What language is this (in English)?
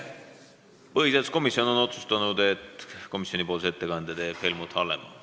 Estonian